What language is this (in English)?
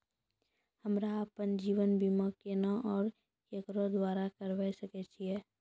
Maithili